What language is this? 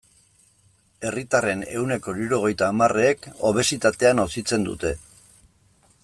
Basque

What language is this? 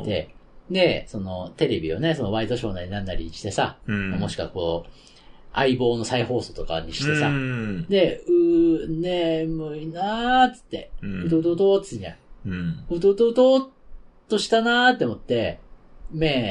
Japanese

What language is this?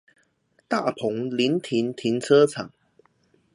Chinese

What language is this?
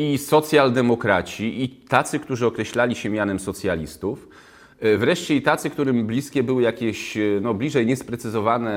Polish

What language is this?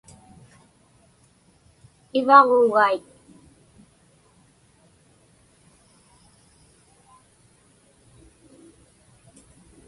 Inupiaq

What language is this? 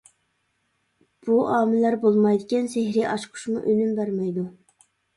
Uyghur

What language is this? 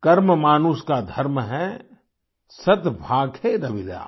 Hindi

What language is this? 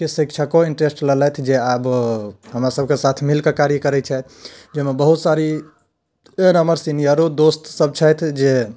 Maithili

